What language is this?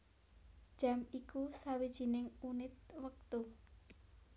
Javanese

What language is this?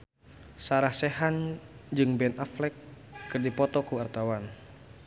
Sundanese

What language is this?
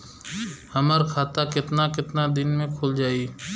Bhojpuri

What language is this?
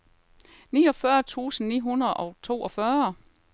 Danish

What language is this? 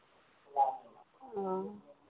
Maithili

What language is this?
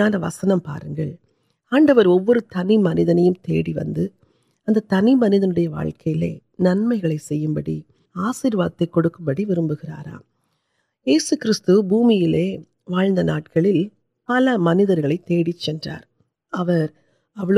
Urdu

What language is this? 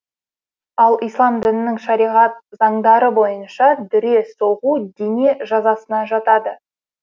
Kazakh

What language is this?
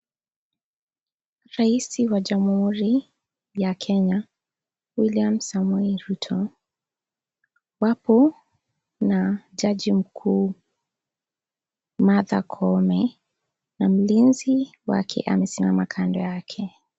Swahili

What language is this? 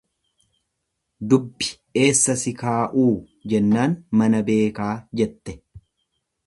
Oromo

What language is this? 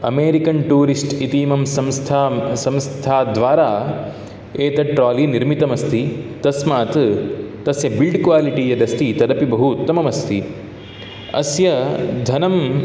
Sanskrit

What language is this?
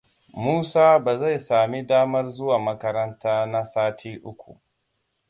Hausa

